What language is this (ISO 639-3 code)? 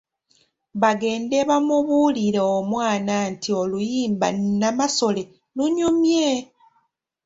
lug